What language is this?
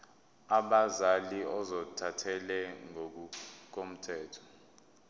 Zulu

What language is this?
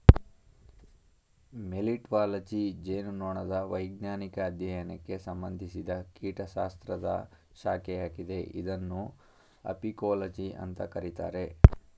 Kannada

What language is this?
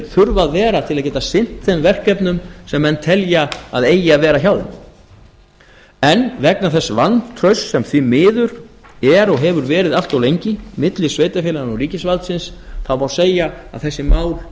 Icelandic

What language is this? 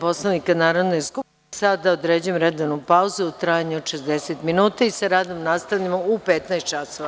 Serbian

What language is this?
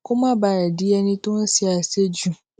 Yoruba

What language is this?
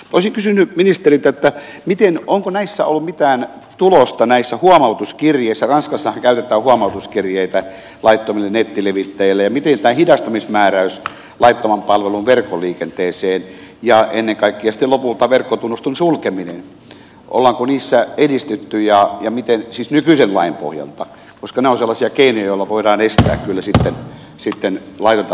Finnish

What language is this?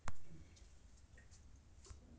Maithili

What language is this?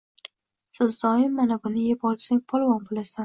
Uzbek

